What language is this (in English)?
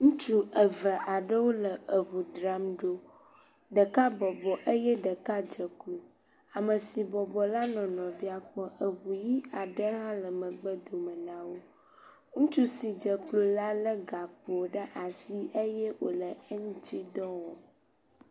Ewe